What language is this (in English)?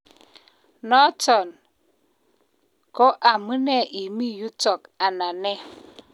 Kalenjin